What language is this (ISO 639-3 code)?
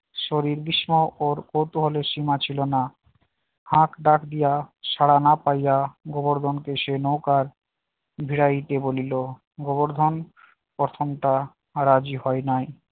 ben